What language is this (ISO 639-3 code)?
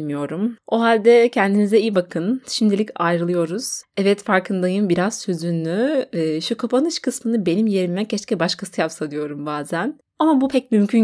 tur